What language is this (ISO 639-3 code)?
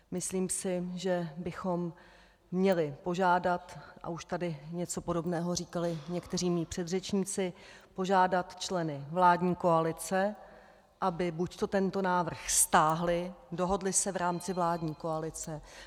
ces